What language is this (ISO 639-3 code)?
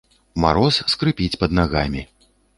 bel